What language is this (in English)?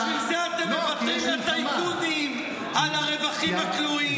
Hebrew